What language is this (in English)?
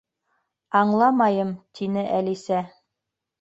Bashkir